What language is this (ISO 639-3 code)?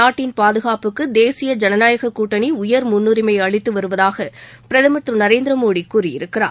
tam